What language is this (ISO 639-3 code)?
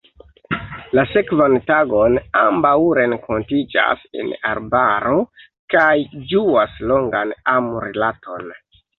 epo